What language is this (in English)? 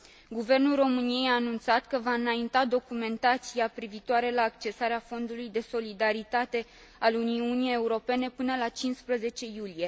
Romanian